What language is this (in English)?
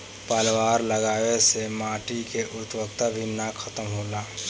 Bhojpuri